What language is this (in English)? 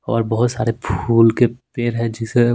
Hindi